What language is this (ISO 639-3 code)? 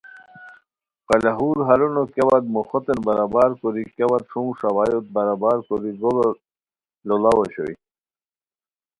khw